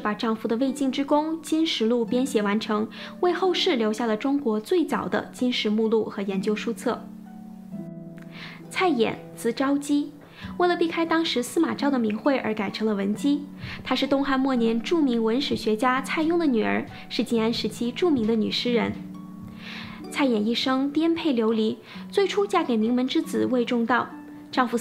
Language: Chinese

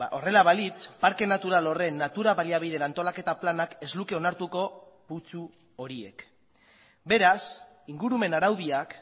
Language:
Basque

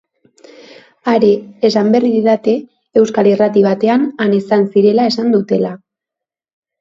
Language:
Basque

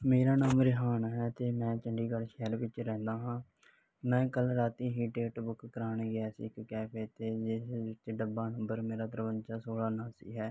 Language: Punjabi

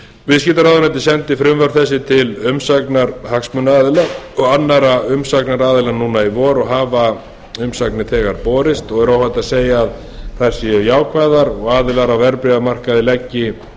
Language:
Icelandic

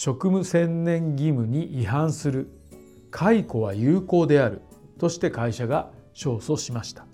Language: Japanese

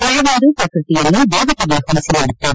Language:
Kannada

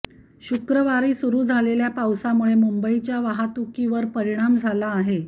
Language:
Marathi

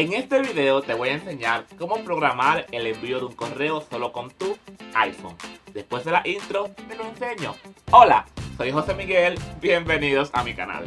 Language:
Spanish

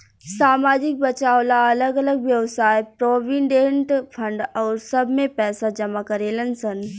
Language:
Bhojpuri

